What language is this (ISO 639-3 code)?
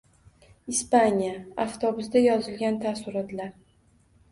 uzb